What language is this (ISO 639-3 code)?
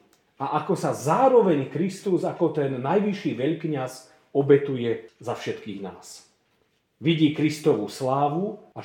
slk